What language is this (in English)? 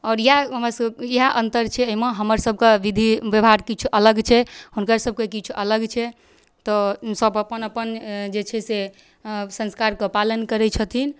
Maithili